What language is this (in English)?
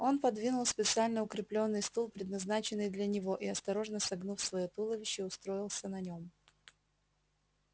Russian